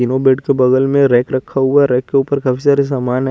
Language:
Hindi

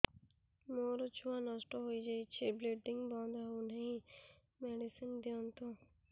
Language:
Odia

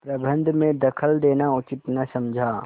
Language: Hindi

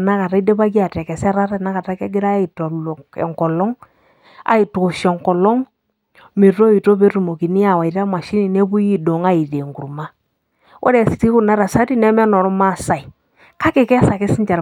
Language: Masai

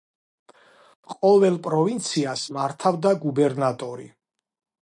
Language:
Georgian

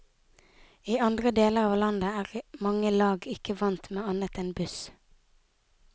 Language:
Norwegian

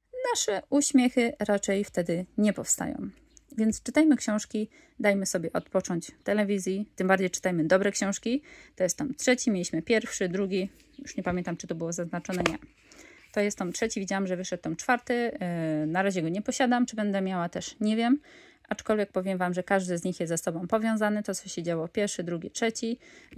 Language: Polish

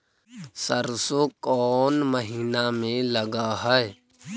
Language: Magahi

